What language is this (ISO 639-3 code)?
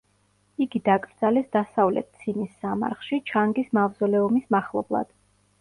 kat